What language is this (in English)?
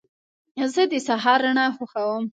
Pashto